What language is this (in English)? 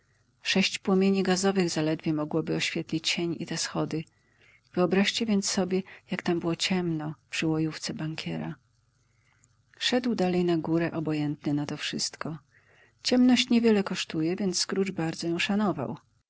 Polish